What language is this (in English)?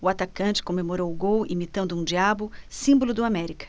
Portuguese